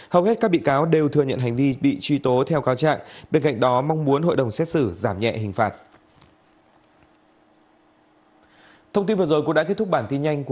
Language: Vietnamese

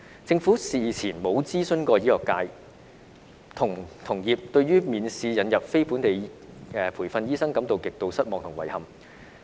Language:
Cantonese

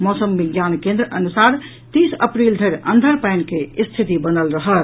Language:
Maithili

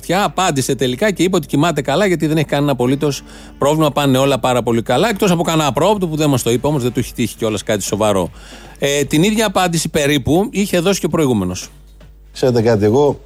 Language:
Greek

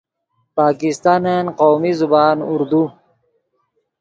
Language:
Yidgha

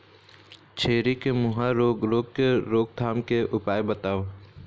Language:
Chhattisgarhi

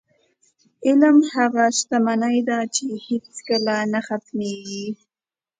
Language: Pashto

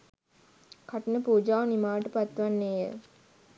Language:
Sinhala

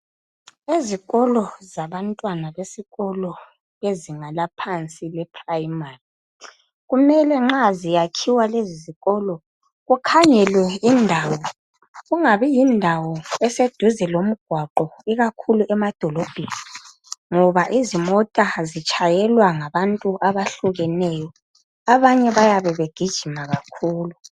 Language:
North Ndebele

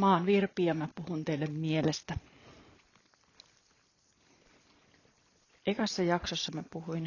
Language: Finnish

